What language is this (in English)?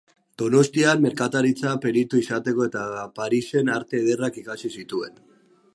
Basque